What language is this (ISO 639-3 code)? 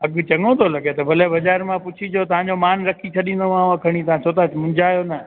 snd